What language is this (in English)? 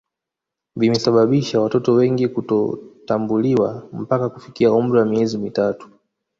Swahili